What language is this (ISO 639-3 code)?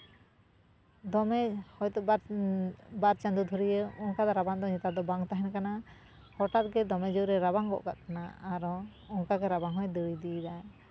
sat